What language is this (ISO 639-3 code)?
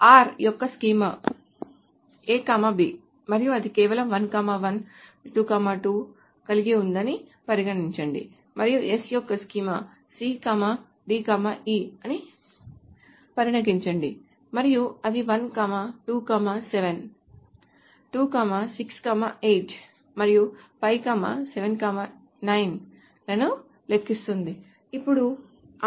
tel